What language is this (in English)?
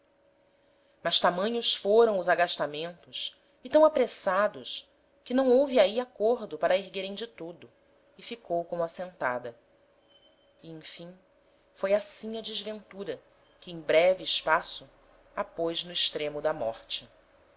Portuguese